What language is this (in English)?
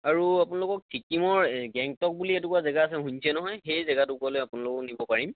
Assamese